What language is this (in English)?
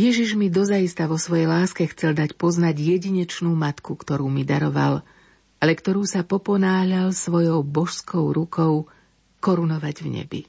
Slovak